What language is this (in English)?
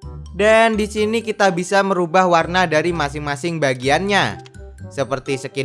Indonesian